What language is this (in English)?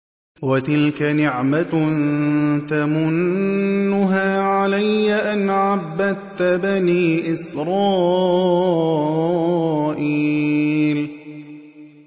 Arabic